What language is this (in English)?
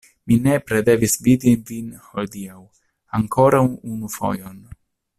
Esperanto